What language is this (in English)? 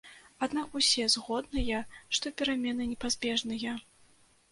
Belarusian